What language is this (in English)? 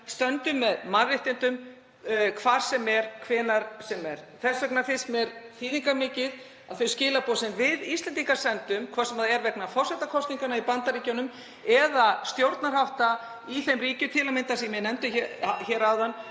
Icelandic